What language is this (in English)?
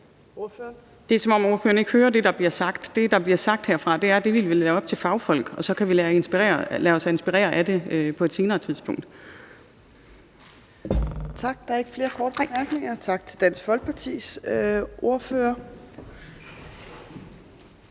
Danish